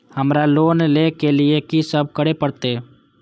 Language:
Maithili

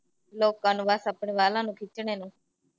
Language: Punjabi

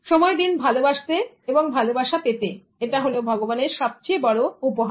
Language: Bangla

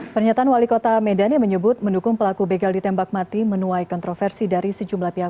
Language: Indonesian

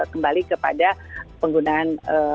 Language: Indonesian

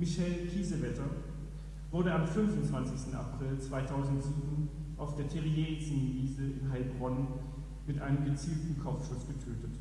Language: German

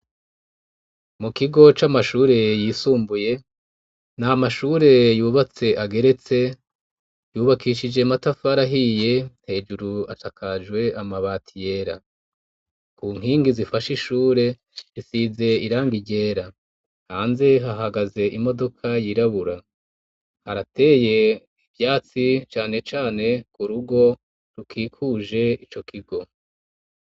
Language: Rundi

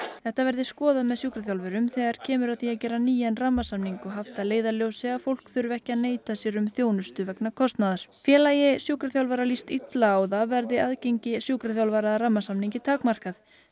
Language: Icelandic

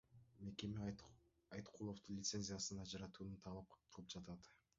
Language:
Kyrgyz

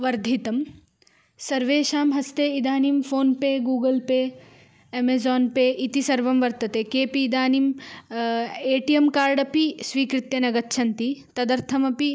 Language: Sanskrit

